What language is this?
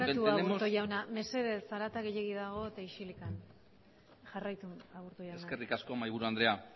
Basque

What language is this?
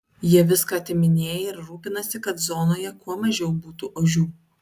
Lithuanian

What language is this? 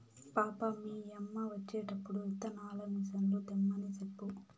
Telugu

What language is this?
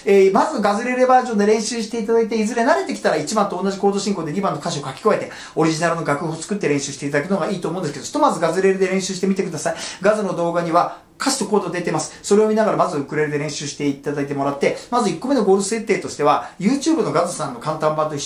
Japanese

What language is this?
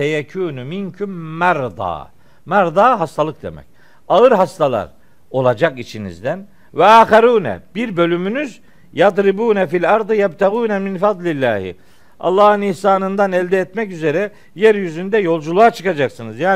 Turkish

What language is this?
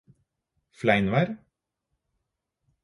Norwegian Bokmål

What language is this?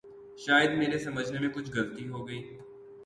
Urdu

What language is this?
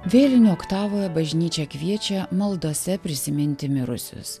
Lithuanian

